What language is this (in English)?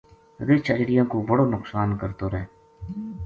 Gujari